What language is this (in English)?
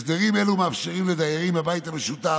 Hebrew